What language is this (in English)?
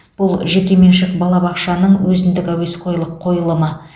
Kazakh